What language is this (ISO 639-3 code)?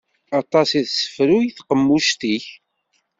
kab